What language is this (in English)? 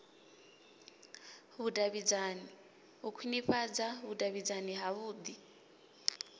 Venda